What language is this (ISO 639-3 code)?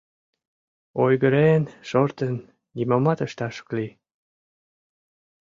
chm